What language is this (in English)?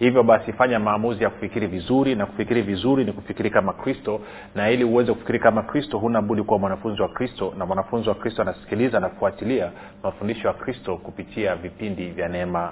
Swahili